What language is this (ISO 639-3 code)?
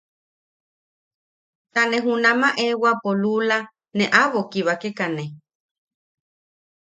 yaq